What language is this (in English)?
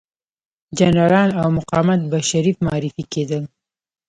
Pashto